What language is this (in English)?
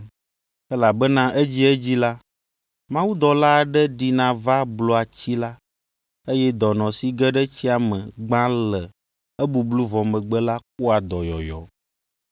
Ewe